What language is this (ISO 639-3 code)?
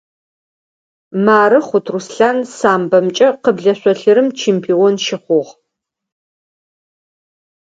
ady